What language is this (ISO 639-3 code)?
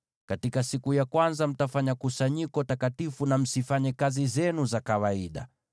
swa